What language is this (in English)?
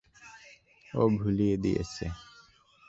Bangla